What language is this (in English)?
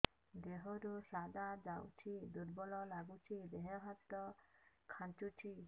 Odia